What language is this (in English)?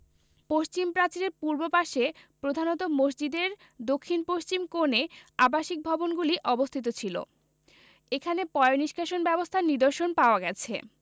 Bangla